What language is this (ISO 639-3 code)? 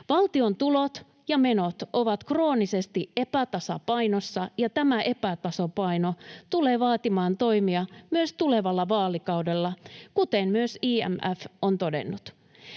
fin